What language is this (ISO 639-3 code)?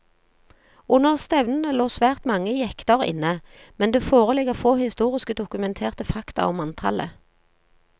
nor